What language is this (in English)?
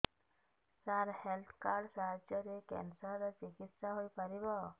Odia